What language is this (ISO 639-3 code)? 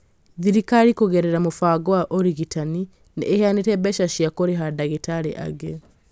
kik